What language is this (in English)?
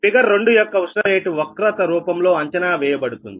Telugu